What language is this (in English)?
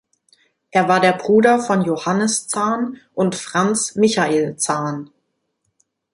German